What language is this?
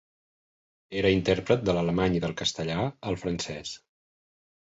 Catalan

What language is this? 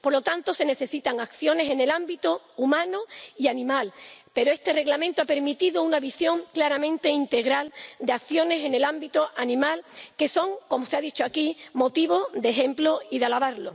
Spanish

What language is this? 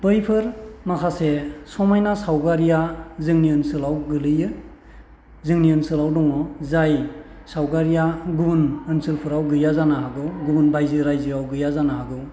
Bodo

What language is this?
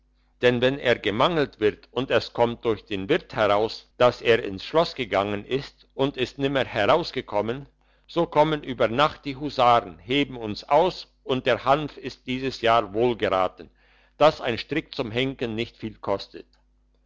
German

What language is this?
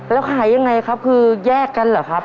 Thai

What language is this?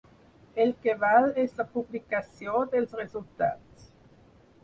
Catalan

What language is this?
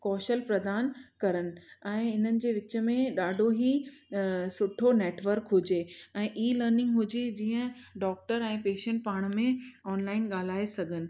Sindhi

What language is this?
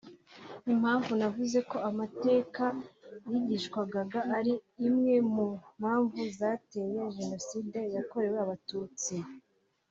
Kinyarwanda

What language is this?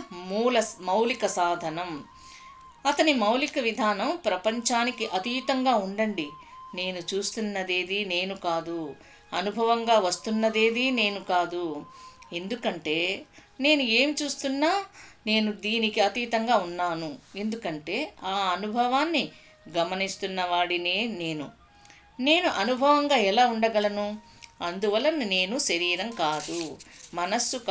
Telugu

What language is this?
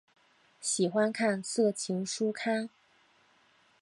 Chinese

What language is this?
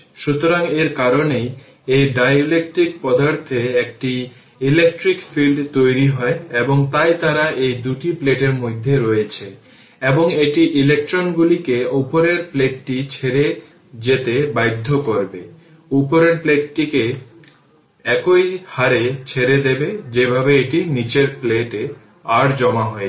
Bangla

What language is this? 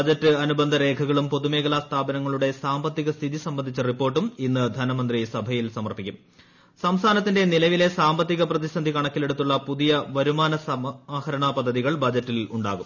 Malayalam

